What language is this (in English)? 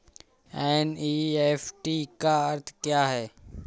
Hindi